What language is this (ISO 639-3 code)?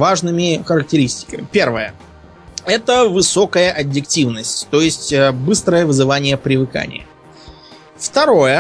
rus